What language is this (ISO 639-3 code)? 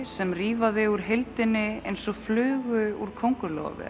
isl